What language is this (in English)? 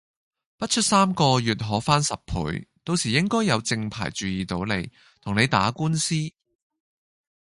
Cantonese